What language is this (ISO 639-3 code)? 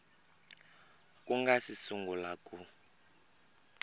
tso